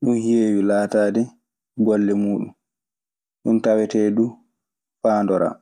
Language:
Maasina Fulfulde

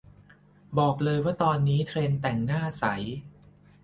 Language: Thai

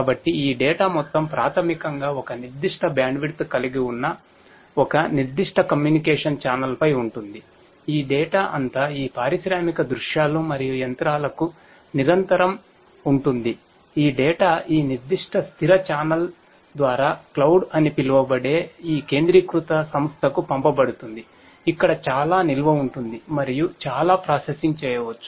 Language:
Telugu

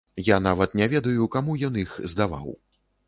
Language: Belarusian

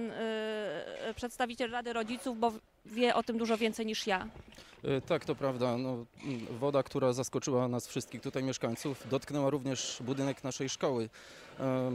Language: Polish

